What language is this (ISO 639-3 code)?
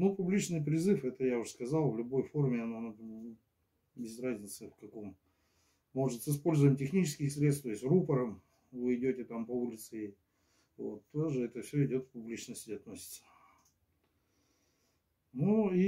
rus